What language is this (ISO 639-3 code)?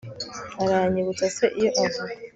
kin